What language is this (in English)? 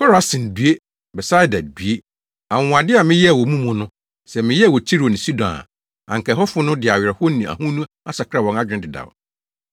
Akan